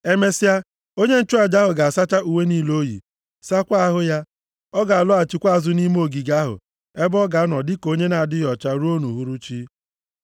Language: Igbo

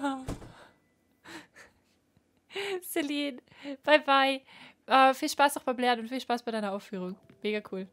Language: German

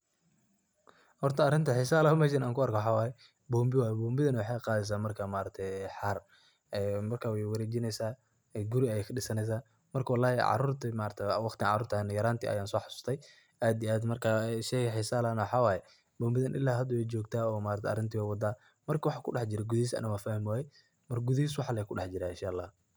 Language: Somali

